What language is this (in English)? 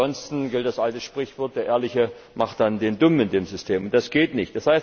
German